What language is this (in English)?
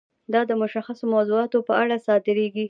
Pashto